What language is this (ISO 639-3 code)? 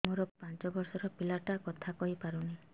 ori